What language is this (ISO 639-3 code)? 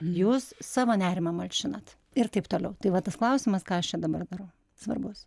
lit